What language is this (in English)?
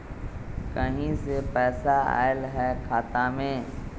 Magahi